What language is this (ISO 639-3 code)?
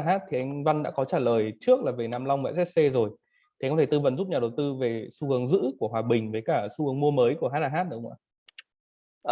vie